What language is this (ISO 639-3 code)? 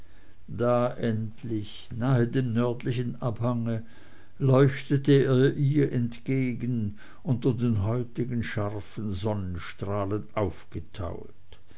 deu